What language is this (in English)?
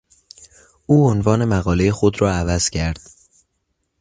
Persian